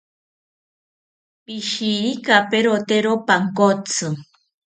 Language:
South Ucayali Ashéninka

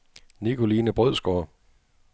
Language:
Danish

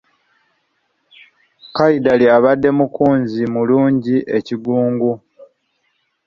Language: Ganda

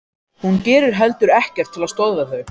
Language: Icelandic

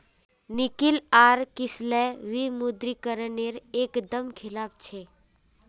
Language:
Magahi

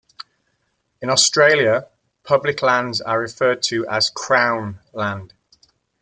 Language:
English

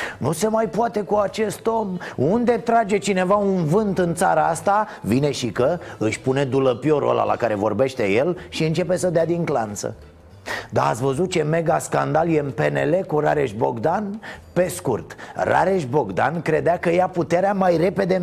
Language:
Romanian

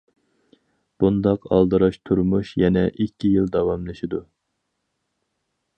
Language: Uyghur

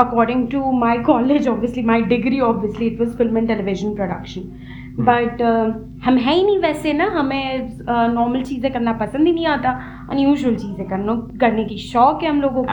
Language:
Hindi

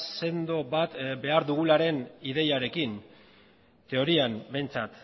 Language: Basque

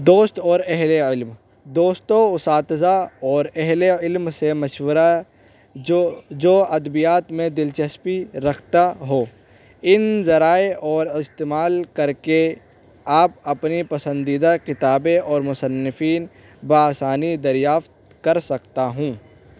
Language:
Urdu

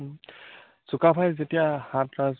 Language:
Assamese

